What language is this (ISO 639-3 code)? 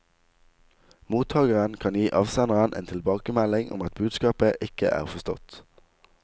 nor